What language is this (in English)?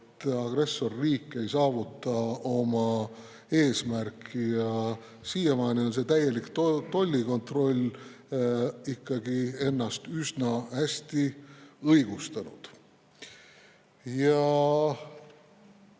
Estonian